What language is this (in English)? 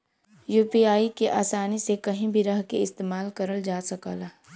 Bhojpuri